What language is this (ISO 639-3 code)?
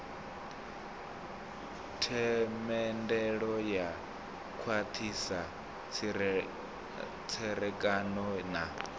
ven